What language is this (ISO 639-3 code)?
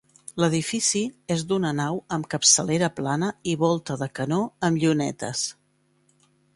cat